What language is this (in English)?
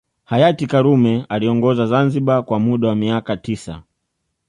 Swahili